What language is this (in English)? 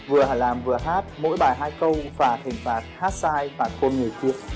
Vietnamese